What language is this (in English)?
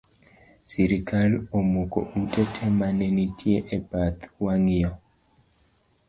Luo (Kenya and Tanzania)